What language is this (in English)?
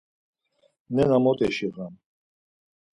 Laz